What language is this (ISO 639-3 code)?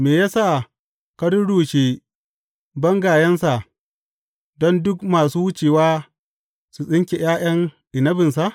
hau